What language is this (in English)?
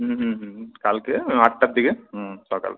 Bangla